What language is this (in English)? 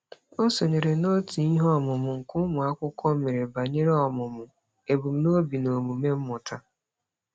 Igbo